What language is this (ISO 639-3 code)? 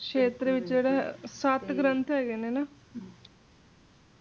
pan